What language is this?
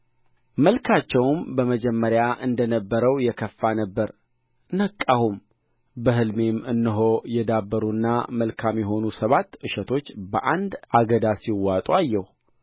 Amharic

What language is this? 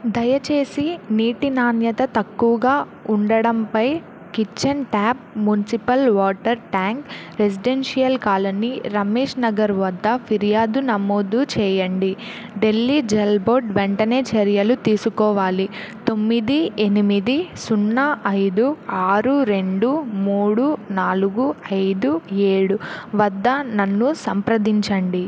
Telugu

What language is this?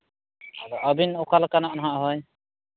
Santali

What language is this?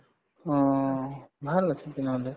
Assamese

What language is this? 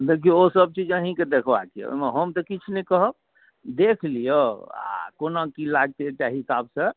Maithili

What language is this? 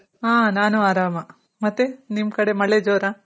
Kannada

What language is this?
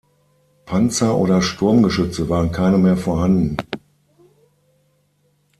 German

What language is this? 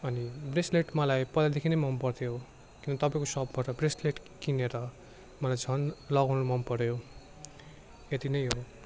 Nepali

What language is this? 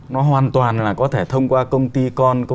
Vietnamese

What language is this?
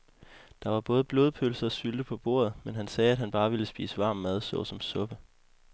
Danish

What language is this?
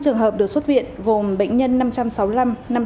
Vietnamese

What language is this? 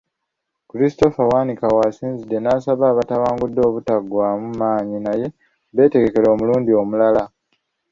Ganda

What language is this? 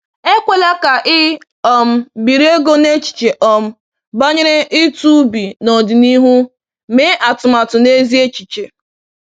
Igbo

